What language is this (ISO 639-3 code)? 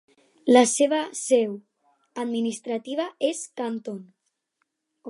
cat